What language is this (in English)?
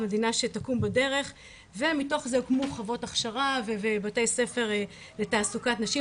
Hebrew